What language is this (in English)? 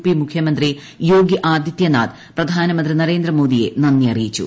Malayalam